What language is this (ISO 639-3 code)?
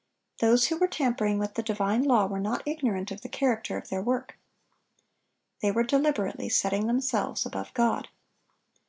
eng